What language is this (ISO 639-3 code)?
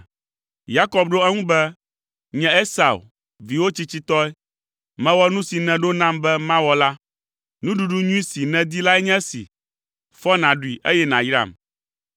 ewe